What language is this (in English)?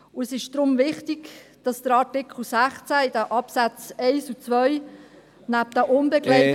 Swiss German